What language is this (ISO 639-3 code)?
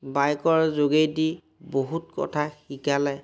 asm